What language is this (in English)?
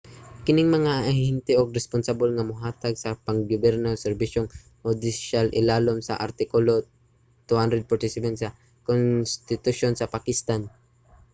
Cebuano